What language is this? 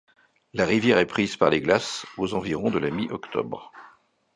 French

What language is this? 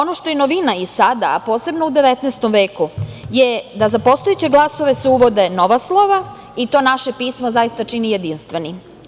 Serbian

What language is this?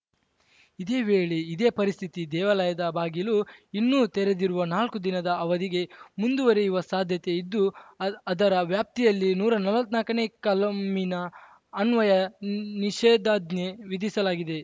Kannada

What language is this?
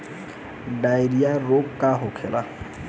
Bhojpuri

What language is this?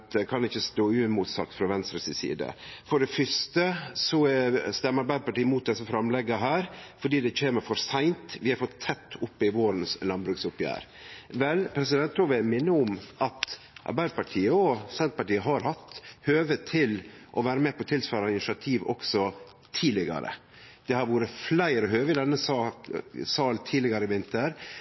Norwegian Nynorsk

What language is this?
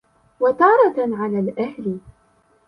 Arabic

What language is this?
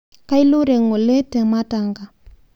Masai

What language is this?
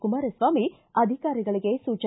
Kannada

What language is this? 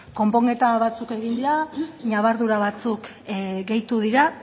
Basque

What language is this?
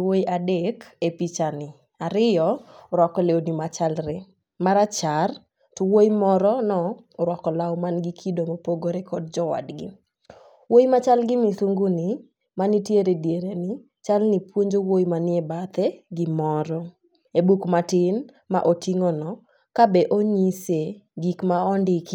Luo (Kenya and Tanzania)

